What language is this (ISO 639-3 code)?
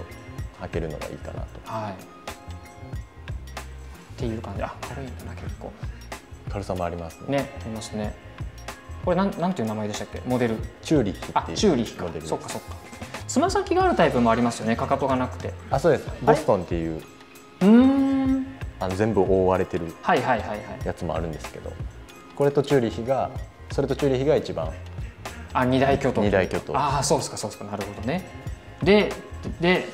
jpn